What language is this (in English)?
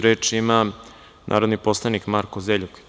Serbian